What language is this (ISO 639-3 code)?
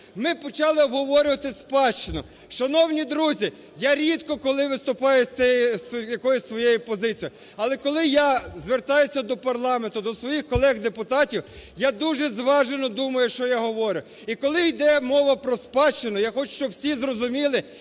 ukr